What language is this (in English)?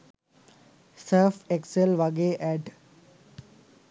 Sinhala